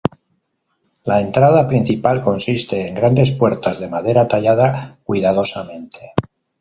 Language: Spanish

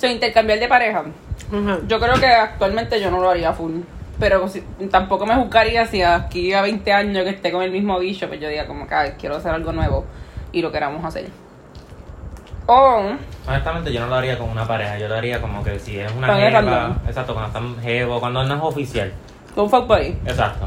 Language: Spanish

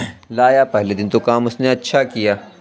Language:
Urdu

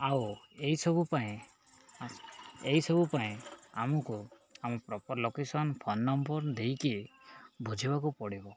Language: Odia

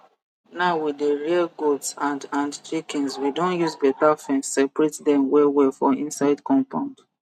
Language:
Nigerian Pidgin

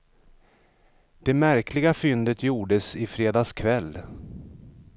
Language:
Swedish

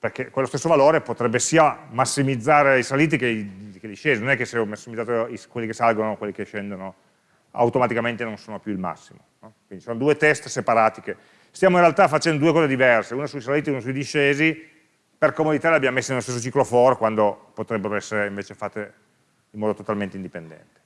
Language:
Italian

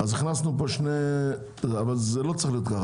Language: Hebrew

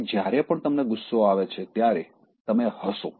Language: Gujarati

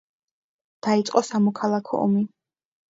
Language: Georgian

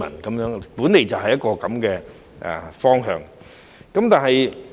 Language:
Cantonese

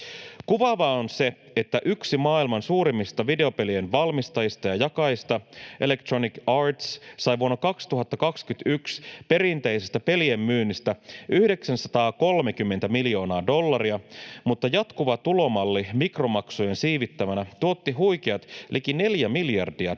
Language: Finnish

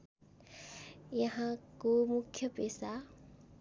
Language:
Nepali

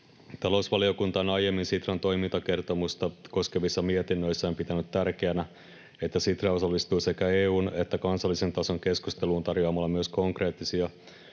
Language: Finnish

